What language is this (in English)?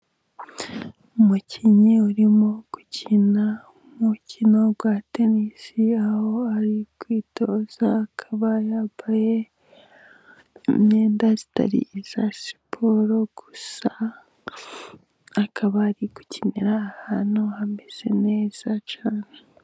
Kinyarwanda